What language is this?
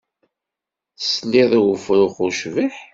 Kabyle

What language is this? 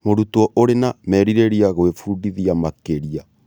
Kikuyu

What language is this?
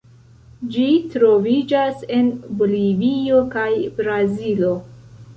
Esperanto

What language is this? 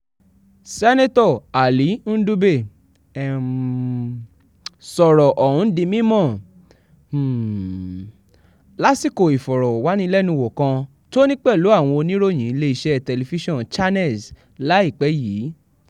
Yoruba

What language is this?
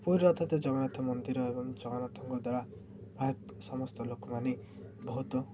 Odia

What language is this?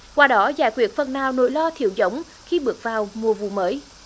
Vietnamese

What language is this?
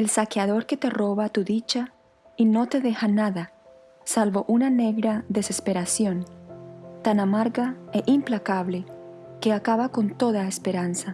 Spanish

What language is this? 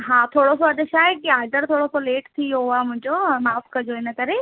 Sindhi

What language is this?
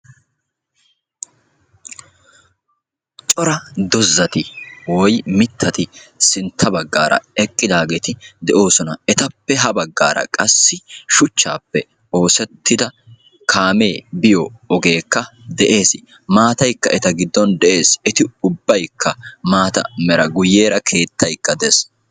Wolaytta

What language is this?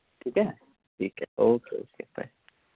Dogri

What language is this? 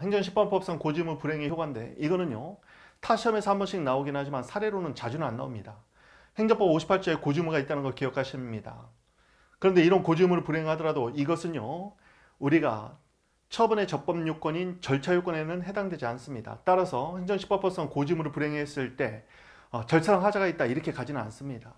Korean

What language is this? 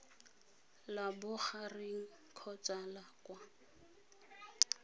Tswana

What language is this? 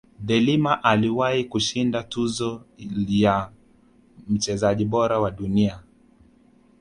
Swahili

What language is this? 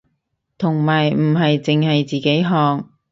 Cantonese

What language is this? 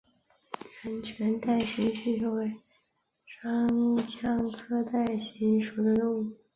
Chinese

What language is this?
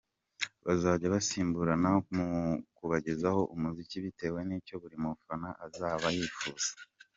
Kinyarwanda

